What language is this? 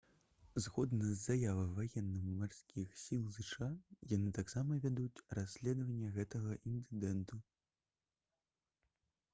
Belarusian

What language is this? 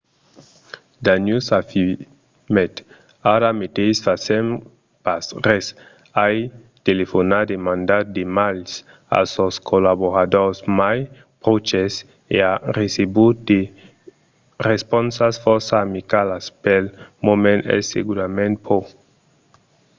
Occitan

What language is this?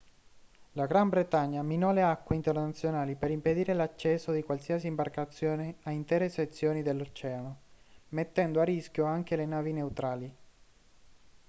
Italian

